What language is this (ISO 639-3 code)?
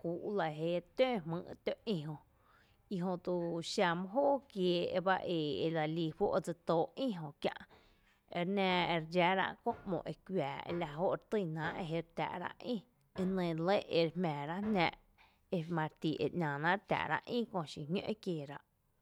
cte